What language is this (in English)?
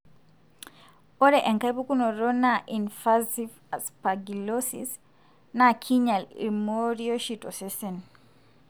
Masai